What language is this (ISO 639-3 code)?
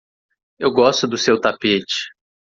por